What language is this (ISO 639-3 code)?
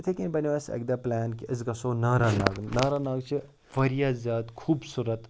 kas